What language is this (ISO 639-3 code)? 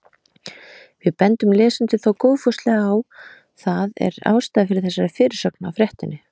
isl